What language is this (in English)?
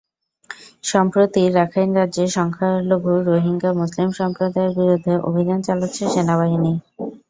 Bangla